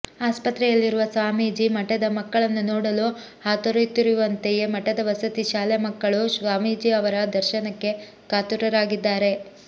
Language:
Kannada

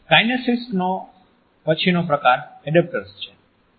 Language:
Gujarati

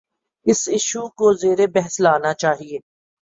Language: Urdu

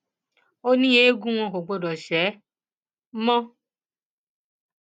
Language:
Yoruba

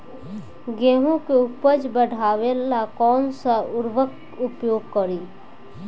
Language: Bhojpuri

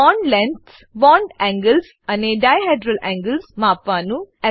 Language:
Gujarati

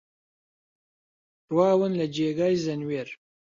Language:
Central Kurdish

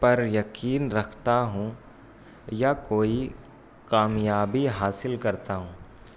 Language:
Urdu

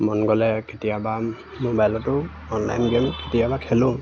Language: Assamese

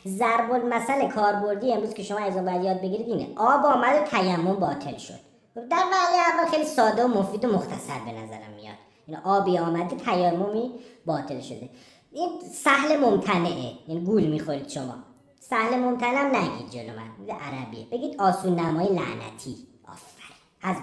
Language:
Persian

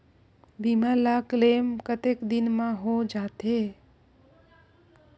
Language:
Chhattisgarhi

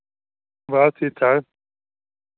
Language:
Dogri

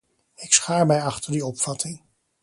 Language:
Dutch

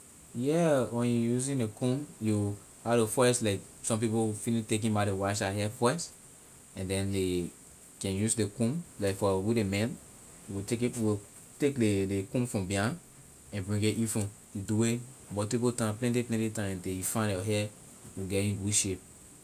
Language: Liberian English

